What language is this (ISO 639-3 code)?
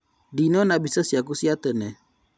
kik